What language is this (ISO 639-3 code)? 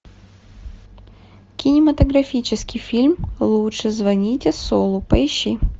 rus